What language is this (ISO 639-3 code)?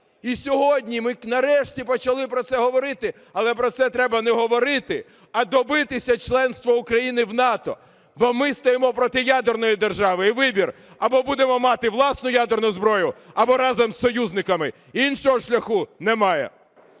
ukr